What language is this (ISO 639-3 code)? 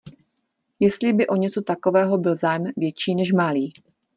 ces